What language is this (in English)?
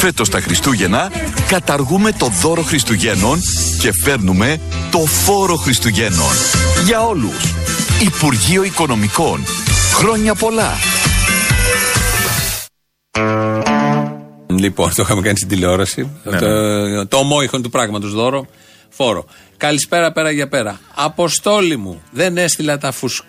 Greek